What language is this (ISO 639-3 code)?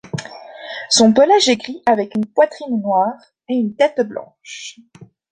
fra